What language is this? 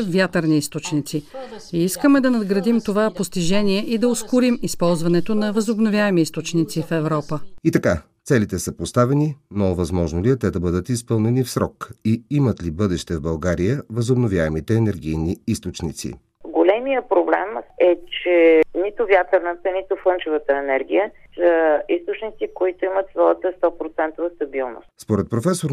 Bulgarian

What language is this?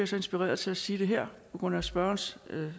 Danish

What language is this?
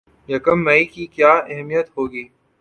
Urdu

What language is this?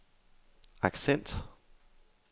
Danish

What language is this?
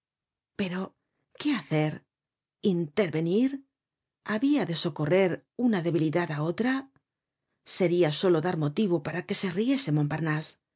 Spanish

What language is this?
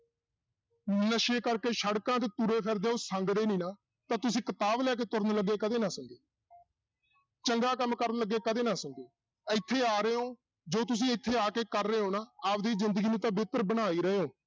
Punjabi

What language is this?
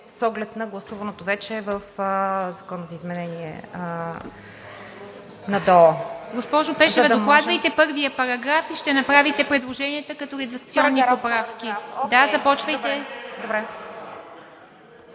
Bulgarian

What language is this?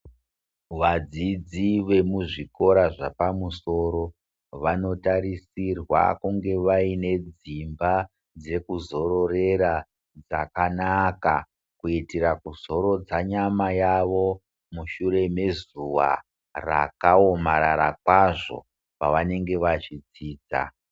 Ndau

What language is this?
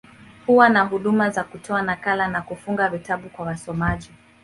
Swahili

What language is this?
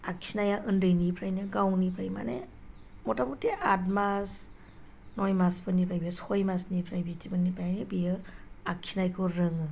Bodo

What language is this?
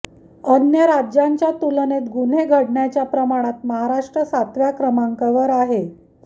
Marathi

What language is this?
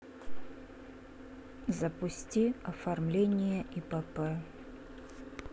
Russian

